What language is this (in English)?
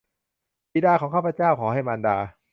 Thai